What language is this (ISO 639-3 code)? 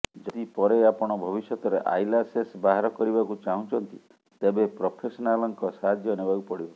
ori